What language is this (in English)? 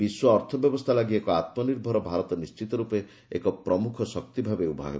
Odia